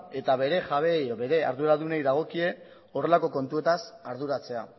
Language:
Basque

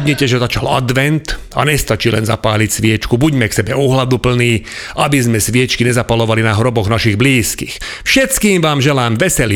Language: Slovak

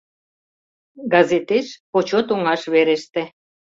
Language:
Mari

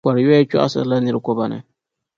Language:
Dagbani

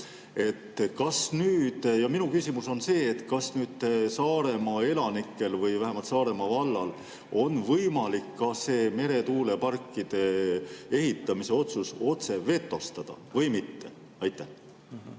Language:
Estonian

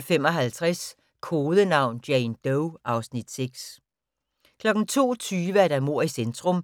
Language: Danish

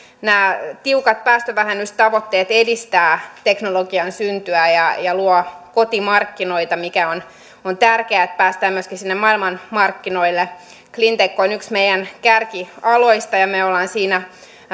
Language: Finnish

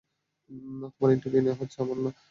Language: Bangla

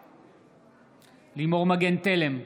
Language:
Hebrew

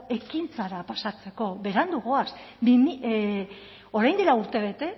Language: Basque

